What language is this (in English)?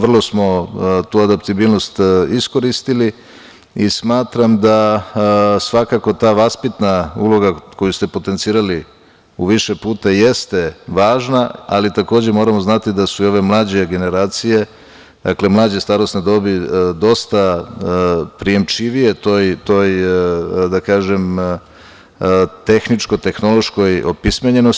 Serbian